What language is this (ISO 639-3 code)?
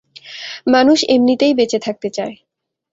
ben